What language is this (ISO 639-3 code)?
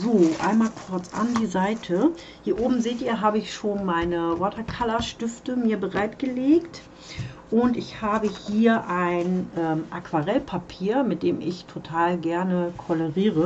deu